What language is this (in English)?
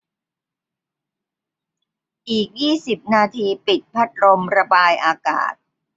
Thai